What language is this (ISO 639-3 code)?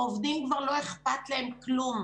heb